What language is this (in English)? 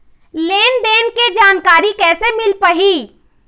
Chhattisgarhi